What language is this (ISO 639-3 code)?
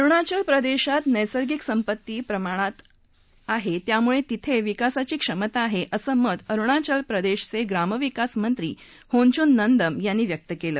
mar